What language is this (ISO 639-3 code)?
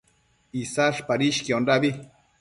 mcf